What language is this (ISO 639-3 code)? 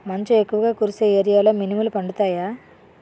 tel